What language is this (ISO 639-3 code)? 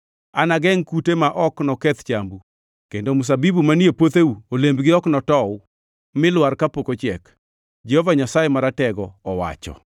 luo